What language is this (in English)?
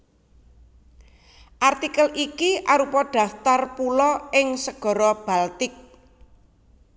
Javanese